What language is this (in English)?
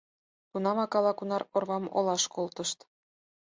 Mari